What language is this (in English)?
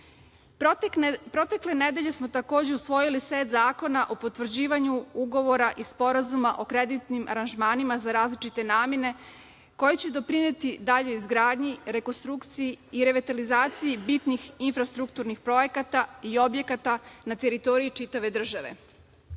Serbian